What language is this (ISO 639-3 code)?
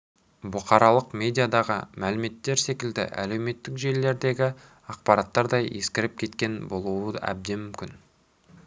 kaz